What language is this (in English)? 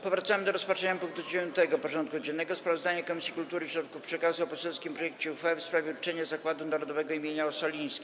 Polish